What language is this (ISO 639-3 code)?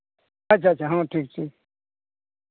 sat